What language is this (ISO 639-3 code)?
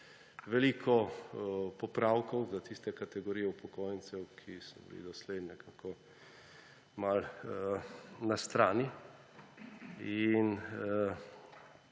slv